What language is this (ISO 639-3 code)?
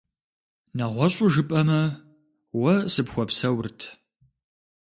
kbd